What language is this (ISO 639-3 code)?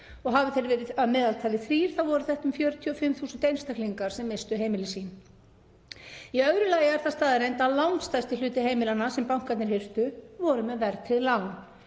isl